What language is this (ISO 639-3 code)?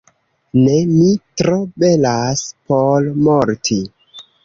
epo